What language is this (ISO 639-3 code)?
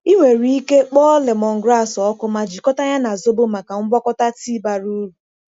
ibo